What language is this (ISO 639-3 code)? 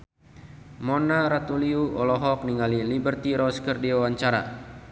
sun